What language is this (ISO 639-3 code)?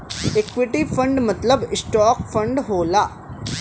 bho